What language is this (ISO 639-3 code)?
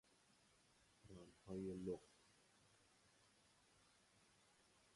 fas